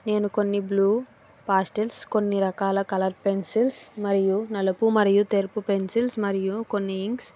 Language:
Telugu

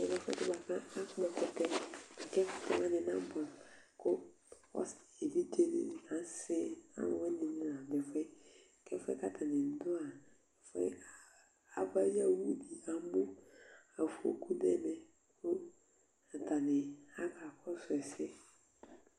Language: Ikposo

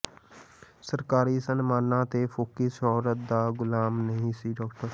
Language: Punjabi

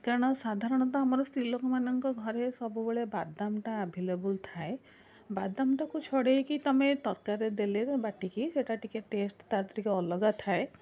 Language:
Odia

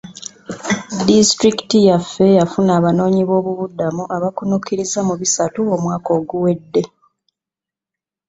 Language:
Ganda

